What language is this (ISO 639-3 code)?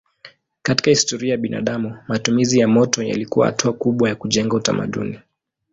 swa